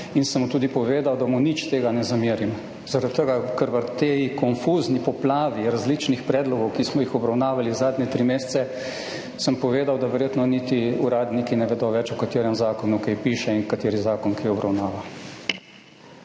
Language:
Slovenian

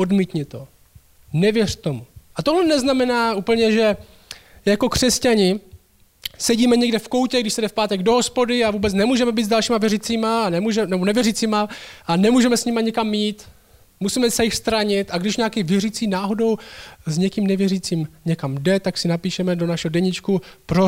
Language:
Czech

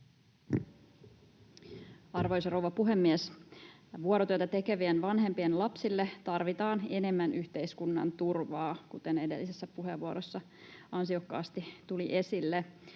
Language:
Finnish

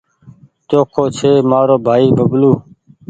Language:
Goaria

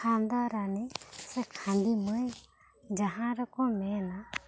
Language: Santali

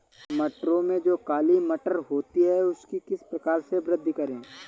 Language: Hindi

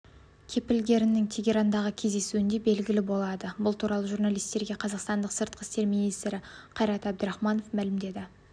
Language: Kazakh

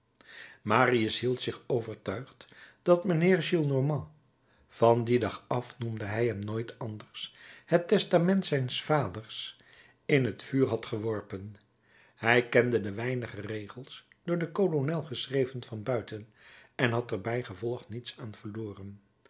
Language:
Dutch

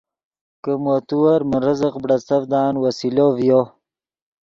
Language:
Yidgha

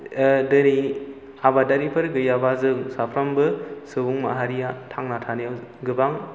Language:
Bodo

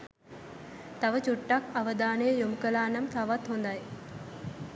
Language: Sinhala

